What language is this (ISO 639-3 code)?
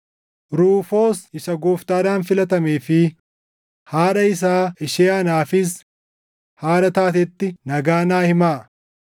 orm